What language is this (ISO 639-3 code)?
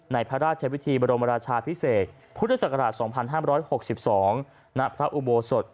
tha